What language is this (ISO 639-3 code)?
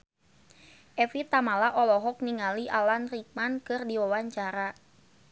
sun